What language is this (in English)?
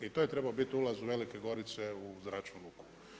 Croatian